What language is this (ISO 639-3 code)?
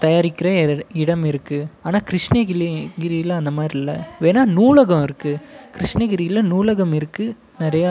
tam